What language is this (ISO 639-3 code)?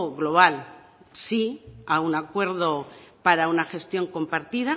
spa